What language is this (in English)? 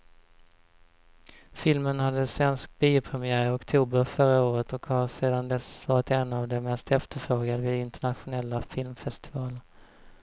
Swedish